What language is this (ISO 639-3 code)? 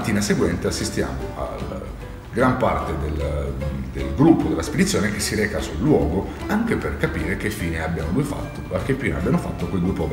ita